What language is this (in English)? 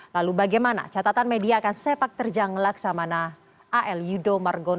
Indonesian